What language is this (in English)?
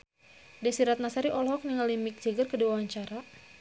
Sundanese